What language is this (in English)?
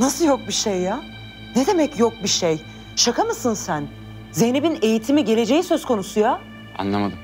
Turkish